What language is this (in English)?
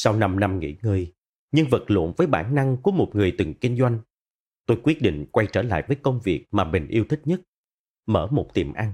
Vietnamese